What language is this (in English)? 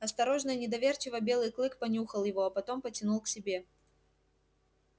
Russian